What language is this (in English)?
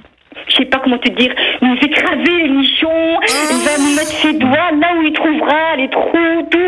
French